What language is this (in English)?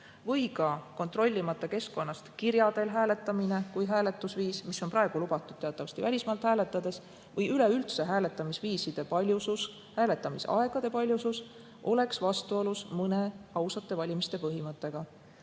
Estonian